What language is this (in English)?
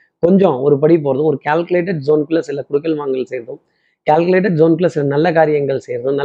Tamil